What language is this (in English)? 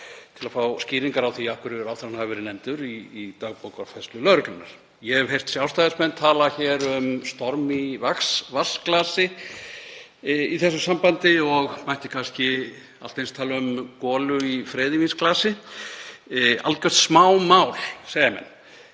Icelandic